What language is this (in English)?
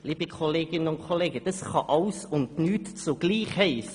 Swiss German